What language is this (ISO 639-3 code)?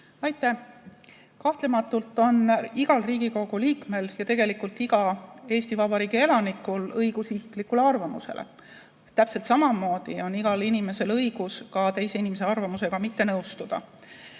est